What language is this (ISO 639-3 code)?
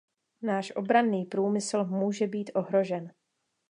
ces